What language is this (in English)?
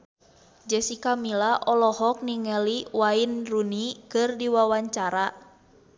Sundanese